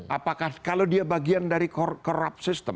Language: Indonesian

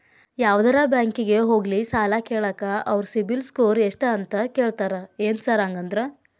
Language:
Kannada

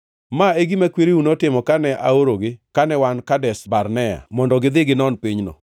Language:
Luo (Kenya and Tanzania)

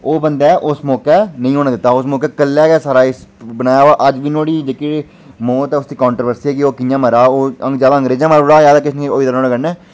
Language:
Dogri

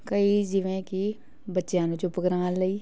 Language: Punjabi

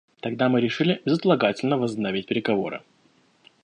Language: Russian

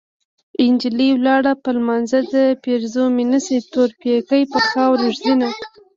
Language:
Pashto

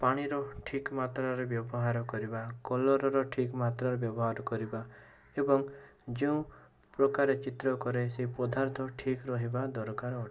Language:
Odia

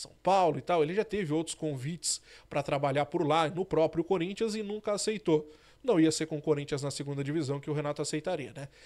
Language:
Portuguese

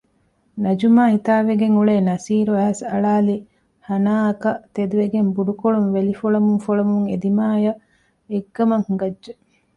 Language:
Divehi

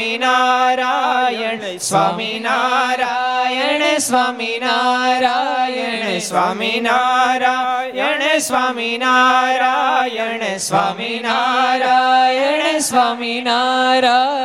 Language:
Gujarati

